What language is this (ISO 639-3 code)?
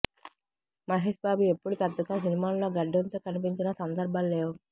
tel